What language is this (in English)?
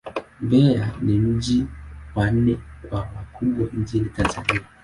Swahili